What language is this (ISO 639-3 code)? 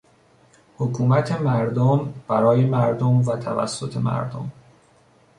fas